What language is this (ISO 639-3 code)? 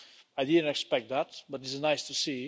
eng